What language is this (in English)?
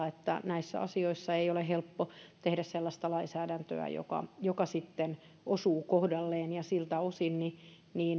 Finnish